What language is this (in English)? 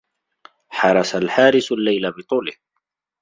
Arabic